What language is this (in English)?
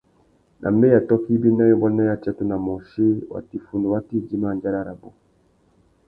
Tuki